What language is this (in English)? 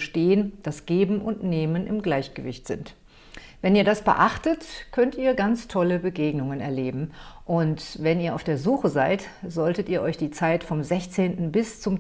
German